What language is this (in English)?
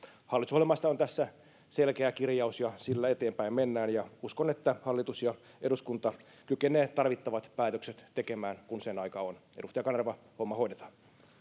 Finnish